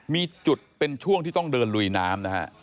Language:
Thai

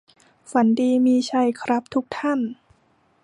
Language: Thai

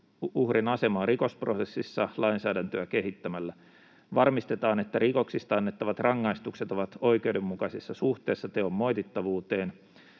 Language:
Finnish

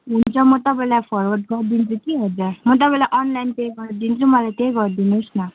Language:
Nepali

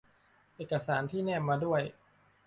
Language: Thai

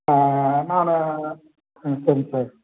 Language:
Tamil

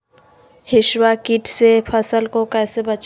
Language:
Magahi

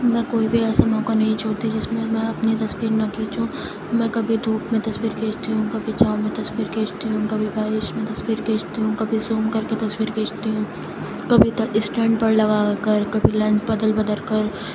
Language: Urdu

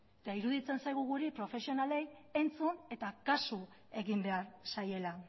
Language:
Basque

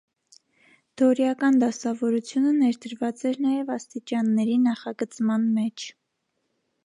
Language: Armenian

